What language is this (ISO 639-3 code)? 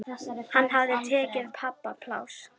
isl